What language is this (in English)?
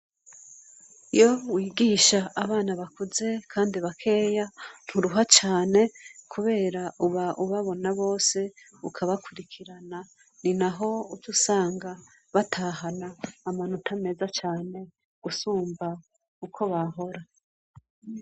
Rundi